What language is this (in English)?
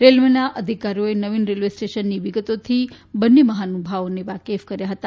Gujarati